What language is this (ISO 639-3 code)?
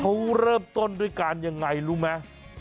tha